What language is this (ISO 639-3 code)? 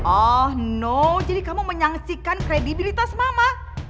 ind